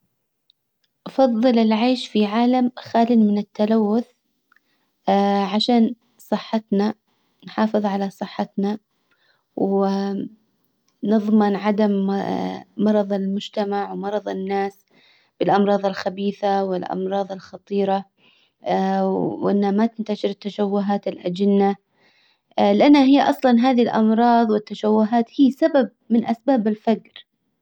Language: Hijazi Arabic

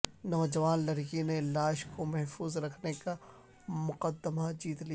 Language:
Urdu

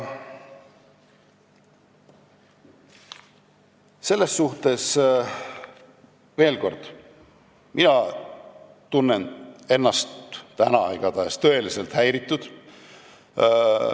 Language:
Estonian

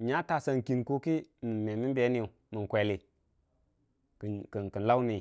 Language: Dijim-Bwilim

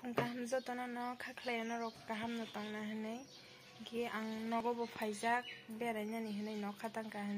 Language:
Thai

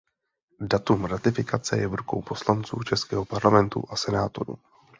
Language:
Czech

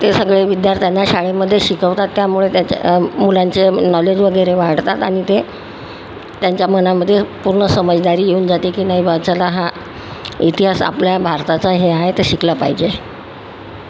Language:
Marathi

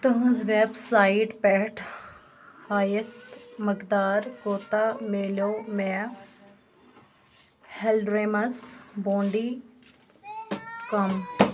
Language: Kashmiri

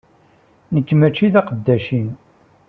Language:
Kabyle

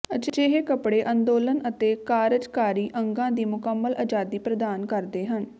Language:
Punjabi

